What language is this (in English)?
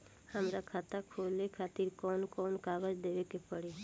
Bhojpuri